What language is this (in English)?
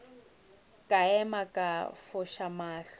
Northern Sotho